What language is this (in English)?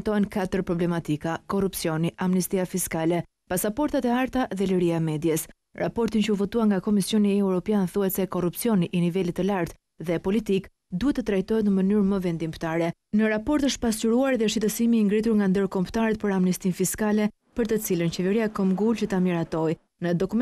Romanian